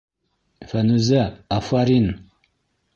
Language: Bashkir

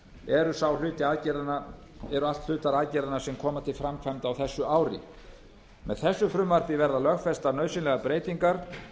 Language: Icelandic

